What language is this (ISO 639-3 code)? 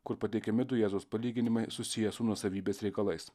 lit